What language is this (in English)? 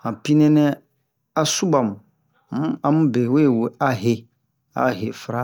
Bomu